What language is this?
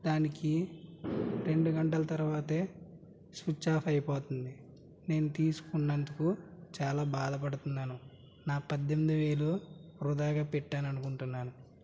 Telugu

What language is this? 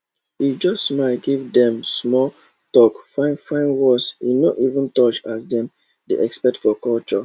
Nigerian Pidgin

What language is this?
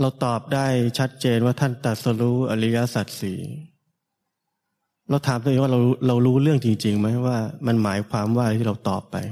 Thai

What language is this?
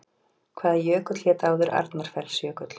Icelandic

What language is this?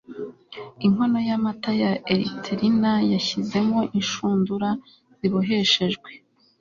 Kinyarwanda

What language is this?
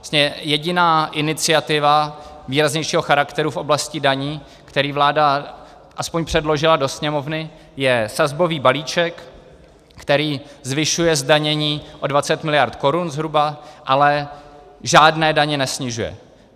Czech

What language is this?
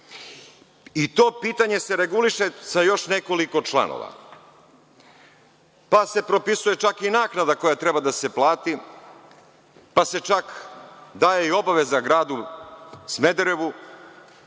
Serbian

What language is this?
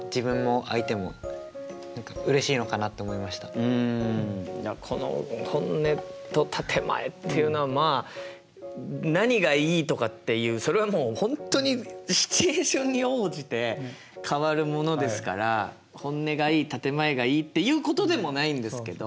Japanese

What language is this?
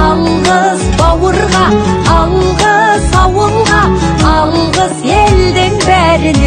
Turkish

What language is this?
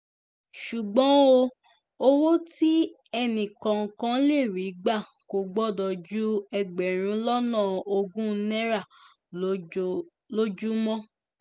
Yoruba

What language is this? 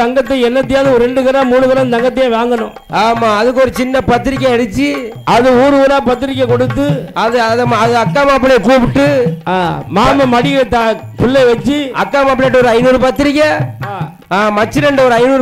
Arabic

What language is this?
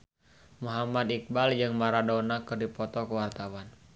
Sundanese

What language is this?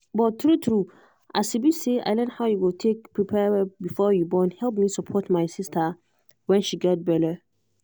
Nigerian Pidgin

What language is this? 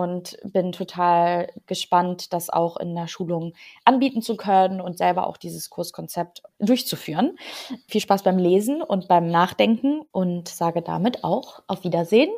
German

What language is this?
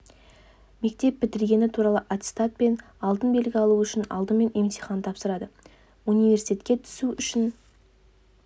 Kazakh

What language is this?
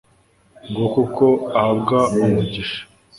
Kinyarwanda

